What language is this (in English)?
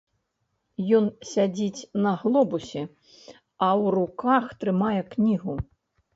Belarusian